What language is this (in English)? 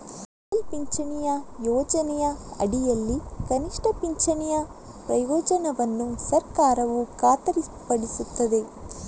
Kannada